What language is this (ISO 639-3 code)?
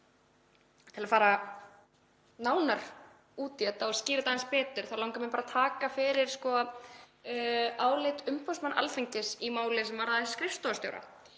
isl